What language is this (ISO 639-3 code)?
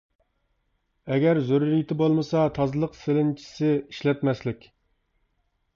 uig